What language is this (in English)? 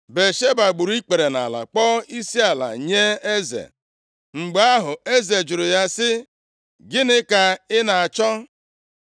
Igbo